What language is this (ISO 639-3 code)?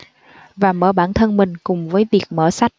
vie